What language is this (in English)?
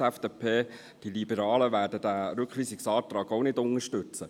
Swiss German